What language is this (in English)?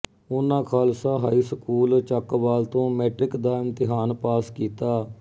Punjabi